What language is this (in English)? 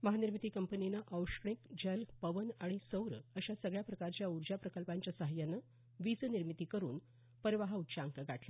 Marathi